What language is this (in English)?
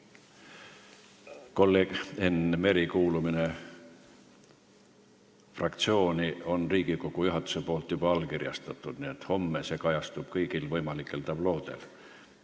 Estonian